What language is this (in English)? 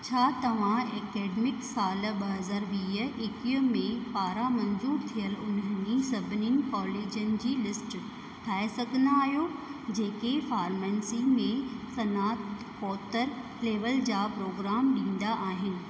Sindhi